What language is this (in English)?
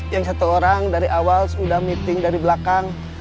Indonesian